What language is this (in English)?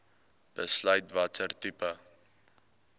Afrikaans